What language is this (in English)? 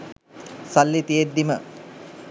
Sinhala